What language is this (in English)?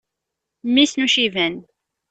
Kabyle